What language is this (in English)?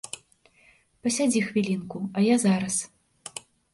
Belarusian